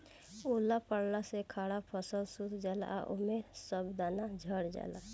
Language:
Bhojpuri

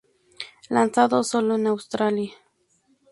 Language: Spanish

